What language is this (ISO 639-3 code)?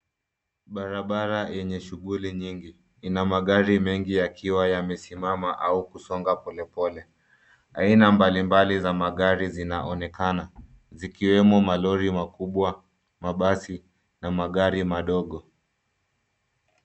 swa